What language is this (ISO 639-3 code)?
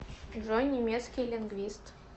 rus